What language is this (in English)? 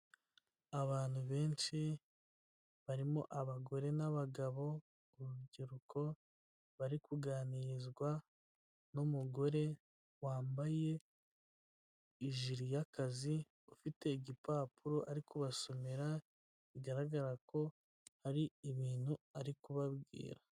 Kinyarwanda